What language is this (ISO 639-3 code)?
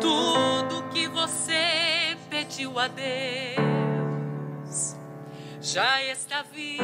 por